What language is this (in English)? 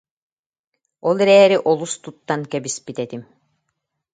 Yakut